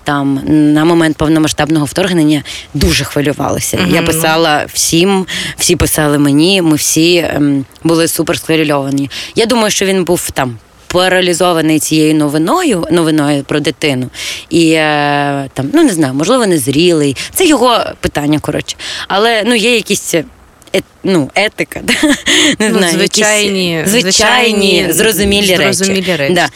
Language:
Ukrainian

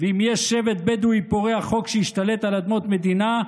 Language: Hebrew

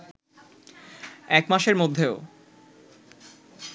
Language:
Bangla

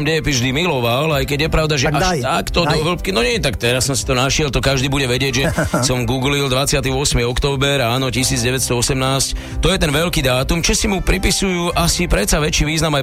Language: Slovak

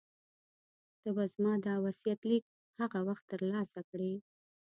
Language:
Pashto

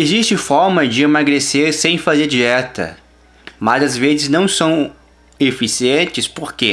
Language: Portuguese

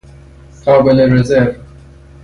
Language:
Persian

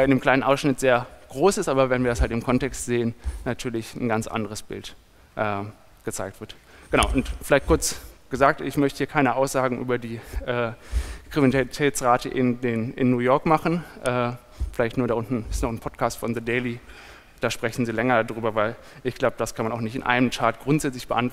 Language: German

